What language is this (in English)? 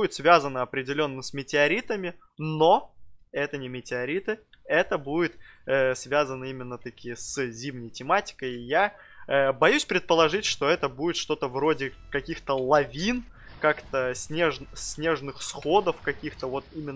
Russian